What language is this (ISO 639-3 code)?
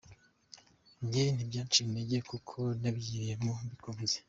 kin